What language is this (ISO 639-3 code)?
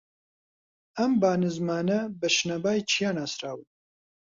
ckb